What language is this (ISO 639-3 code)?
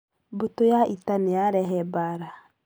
kik